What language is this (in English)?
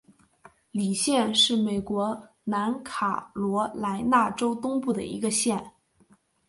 Chinese